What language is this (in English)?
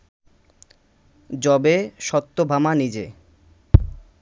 Bangla